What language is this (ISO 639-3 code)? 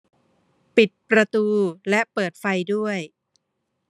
tha